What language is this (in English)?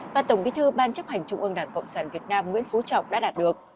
Vietnamese